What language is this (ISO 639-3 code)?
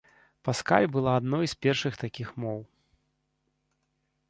bel